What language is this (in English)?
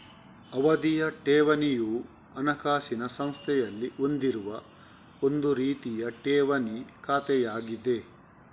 Kannada